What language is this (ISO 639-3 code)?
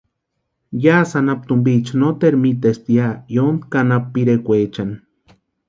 pua